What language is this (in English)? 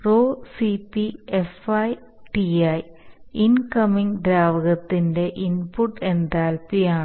Malayalam